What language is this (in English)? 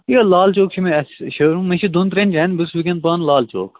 Kashmiri